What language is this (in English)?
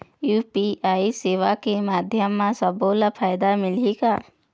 Chhattisgarhi